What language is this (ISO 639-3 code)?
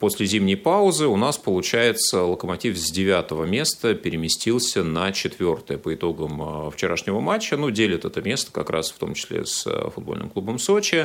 rus